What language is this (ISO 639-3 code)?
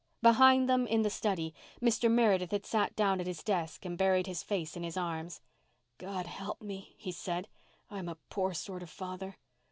eng